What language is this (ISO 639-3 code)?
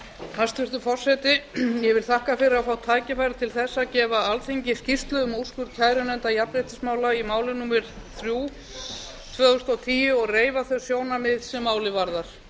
isl